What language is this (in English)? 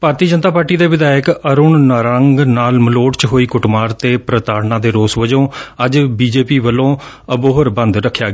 Punjabi